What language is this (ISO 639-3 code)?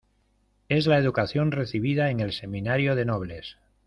spa